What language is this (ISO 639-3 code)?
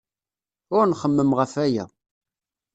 kab